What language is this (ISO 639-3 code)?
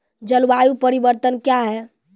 mai